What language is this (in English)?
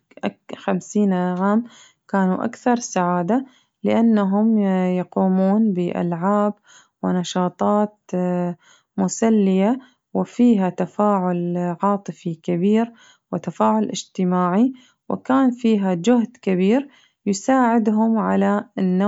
Najdi Arabic